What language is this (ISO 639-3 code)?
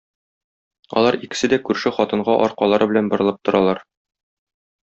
tat